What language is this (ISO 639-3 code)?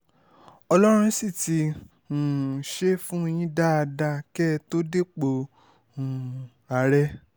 yor